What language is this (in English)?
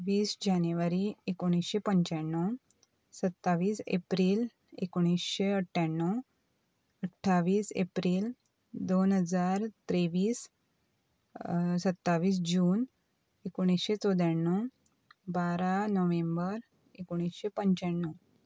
Konkani